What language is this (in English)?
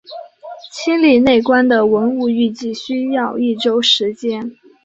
Chinese